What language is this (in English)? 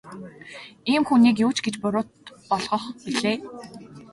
Mongolian